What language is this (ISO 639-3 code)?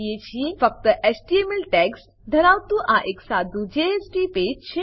guj